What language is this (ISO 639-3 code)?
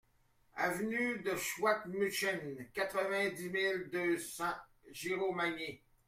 fra